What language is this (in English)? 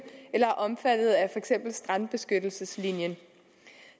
Danish